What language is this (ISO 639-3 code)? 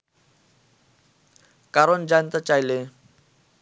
ben